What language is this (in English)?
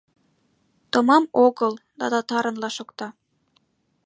Mari